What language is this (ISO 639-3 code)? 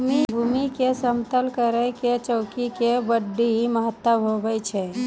mai